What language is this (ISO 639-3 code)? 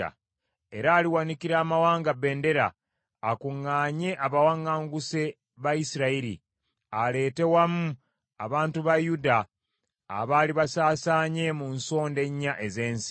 lug